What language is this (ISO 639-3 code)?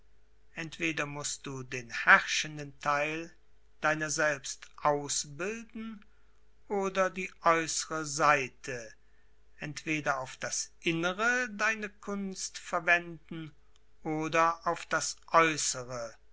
deu